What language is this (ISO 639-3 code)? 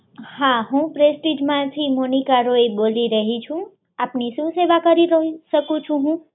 guj